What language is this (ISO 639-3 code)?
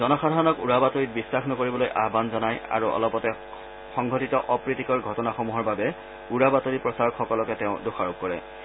asm